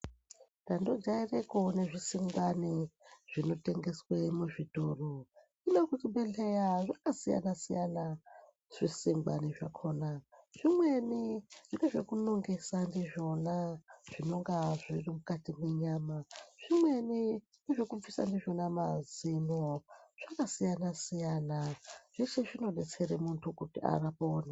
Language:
Ndau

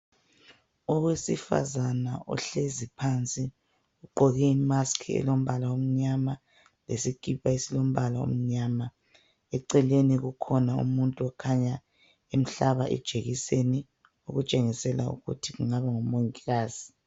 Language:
North Ndebele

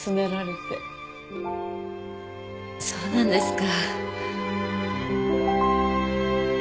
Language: Japanese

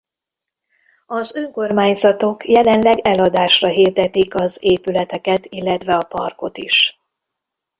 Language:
Hungarian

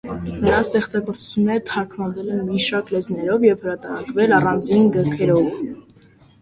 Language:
Armenian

